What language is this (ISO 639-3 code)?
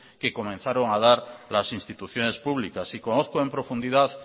spa